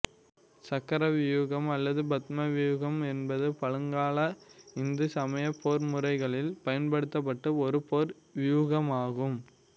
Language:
Tamil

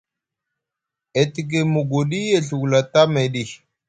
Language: Musgu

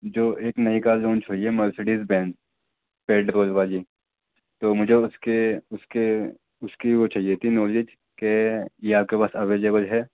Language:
Urdu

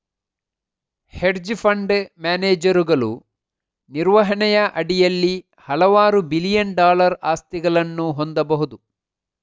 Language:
Kannada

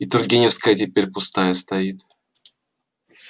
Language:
Russian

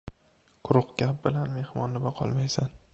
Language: Uzbek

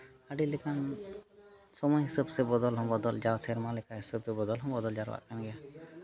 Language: Santali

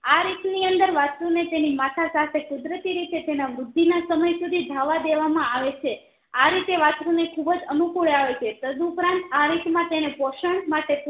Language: Gujarati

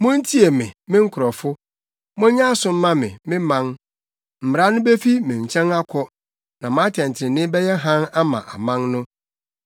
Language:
Akan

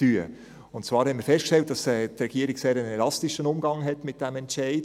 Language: Swiss German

